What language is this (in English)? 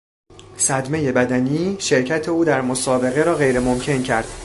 Persian